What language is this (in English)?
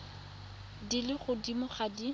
Tswana